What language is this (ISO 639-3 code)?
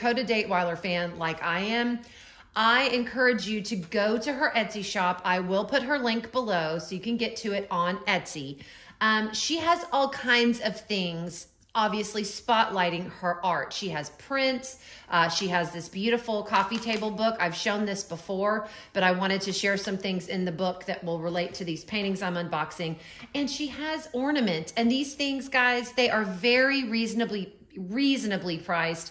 eng